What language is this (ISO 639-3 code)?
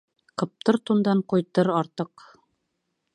bak